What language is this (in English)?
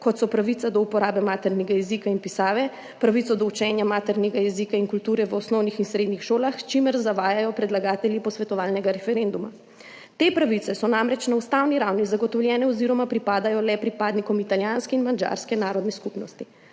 Slovenian